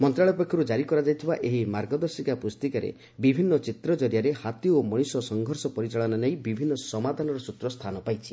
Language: Odia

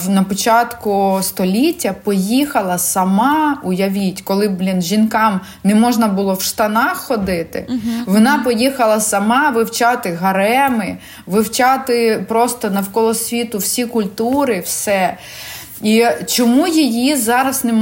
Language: Ukrainian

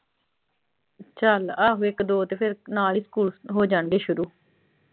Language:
Punjabi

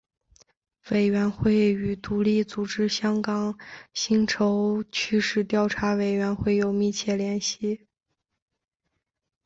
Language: Chinese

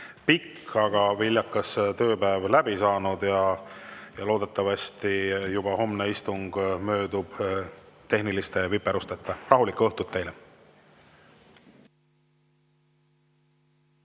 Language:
Estonian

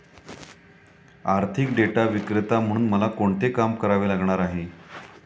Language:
Marathi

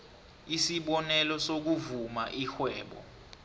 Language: South Ndebele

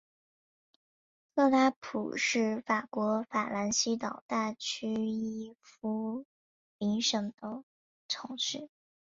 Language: Chinese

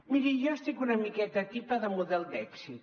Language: Catalan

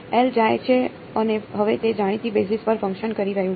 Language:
Gujarati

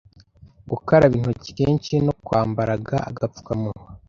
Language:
Kinyarwanda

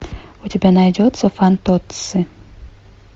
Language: Russian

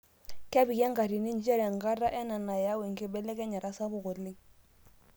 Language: Masai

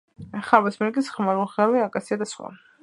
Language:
Georgian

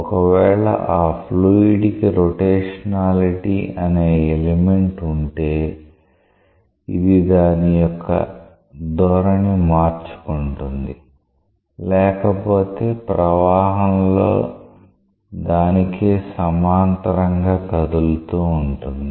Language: Telugu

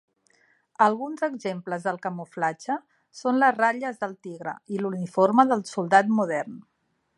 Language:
Catalan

